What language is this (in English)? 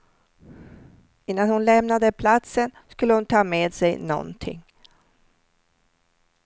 Swedish